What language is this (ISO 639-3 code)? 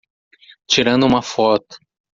por